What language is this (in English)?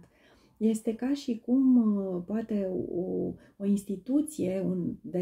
Romanian